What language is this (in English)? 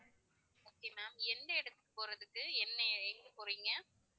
Tamil